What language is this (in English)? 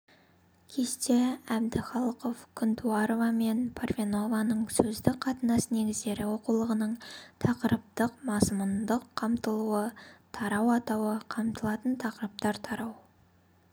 Kazakh